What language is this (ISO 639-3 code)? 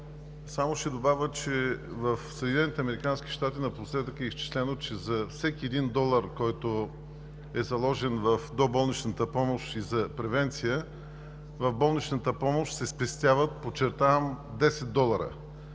bul